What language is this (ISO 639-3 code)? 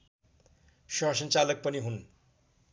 nep